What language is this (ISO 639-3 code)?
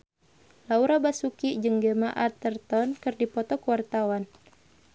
sun